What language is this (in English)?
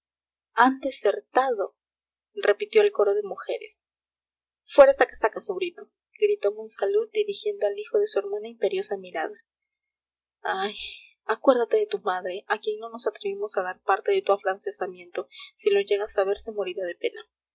Spanish